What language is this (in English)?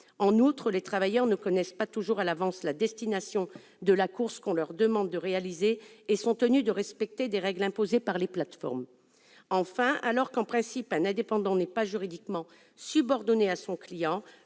French